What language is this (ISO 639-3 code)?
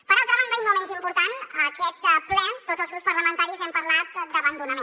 cat